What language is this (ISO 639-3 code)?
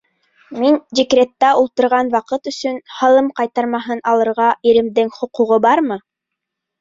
bak